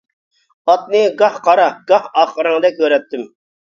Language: Uyghur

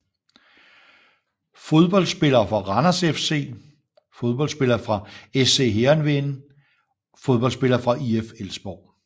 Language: Danish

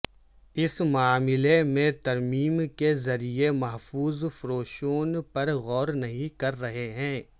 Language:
Urdu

